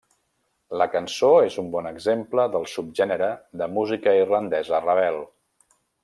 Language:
Catalan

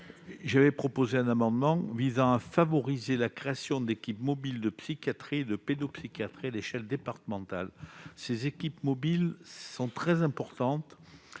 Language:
French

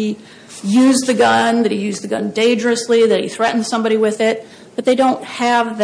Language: English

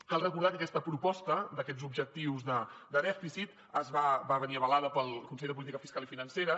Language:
Catalan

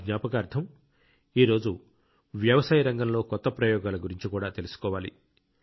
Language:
Telugu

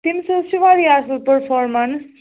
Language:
Kashmiri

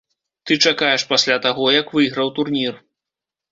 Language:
Belarusian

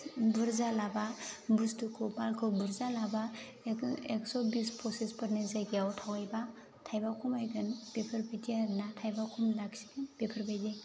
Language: Bodo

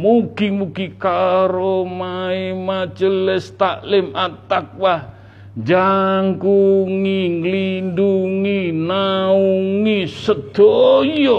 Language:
Indonesian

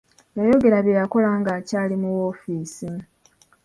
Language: Ganda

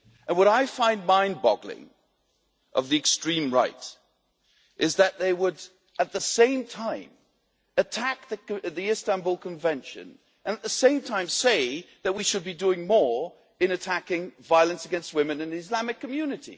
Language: English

